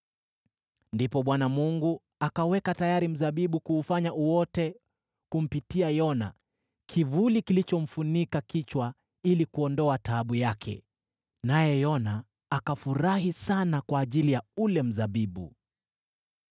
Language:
Swahili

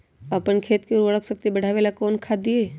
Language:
Magahi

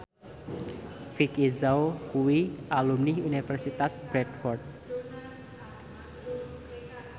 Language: Javanese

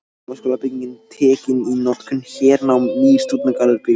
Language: Icelandic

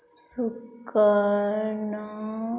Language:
Maithili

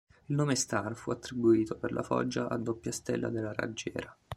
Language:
Italian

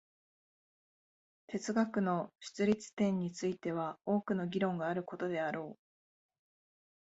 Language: Japanese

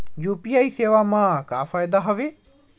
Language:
Chhattisgarhi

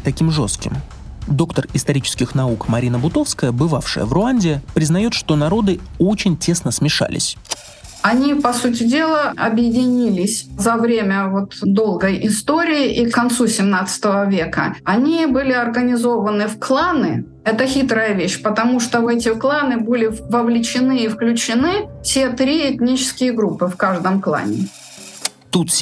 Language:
Russian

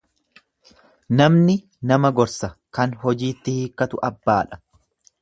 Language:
Oromo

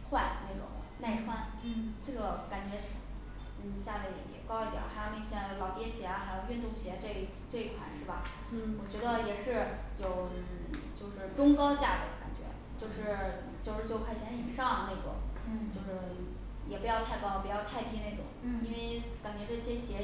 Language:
Chinese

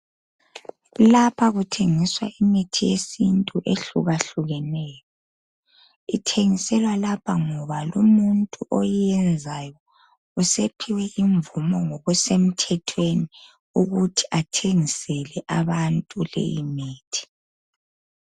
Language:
North Ndebele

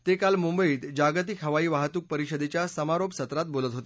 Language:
Marathi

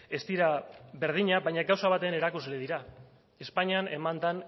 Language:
Basque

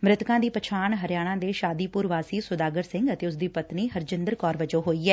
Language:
Punjabi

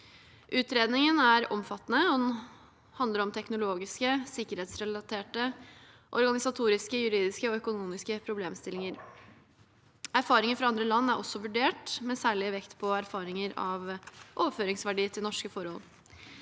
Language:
Norwegian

